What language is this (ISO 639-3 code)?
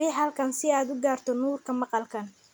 som